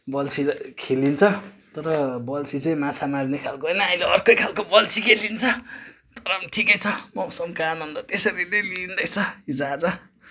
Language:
Nepali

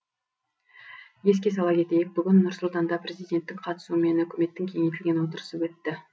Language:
Kazakh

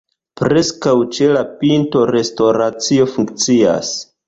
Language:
Esperanto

